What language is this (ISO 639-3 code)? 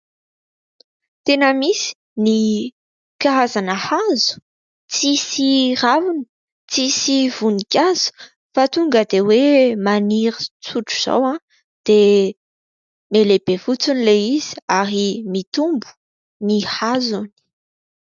mlg